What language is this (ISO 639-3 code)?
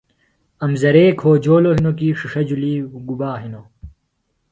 phl